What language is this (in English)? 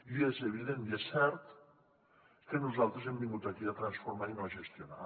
Catalan